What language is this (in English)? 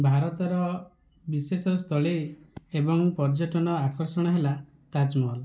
Odia